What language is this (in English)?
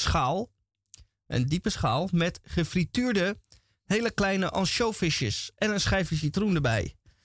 Dutch